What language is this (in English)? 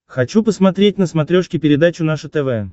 Russian